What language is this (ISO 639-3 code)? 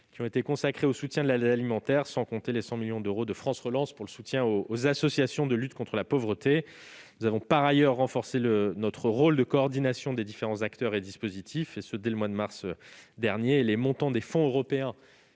fra